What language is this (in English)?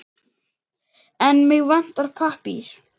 Icelandic